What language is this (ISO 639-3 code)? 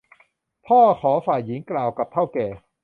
tha